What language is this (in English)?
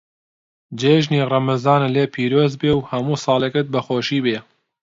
Central Kurdish